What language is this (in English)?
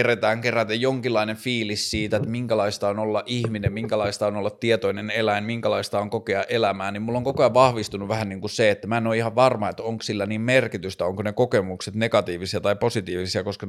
Finnish